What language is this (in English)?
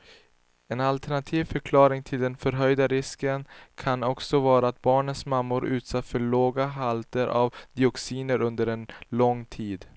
Swedish